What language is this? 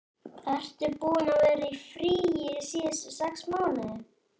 Icelandic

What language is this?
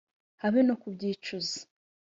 Kinyarwanda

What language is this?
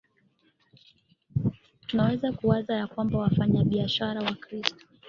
Swahili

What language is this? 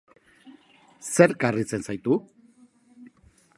Basque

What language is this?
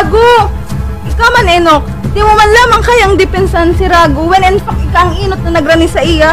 Filipino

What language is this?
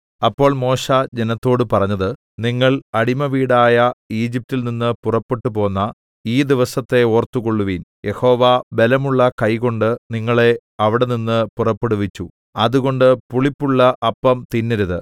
Malayalam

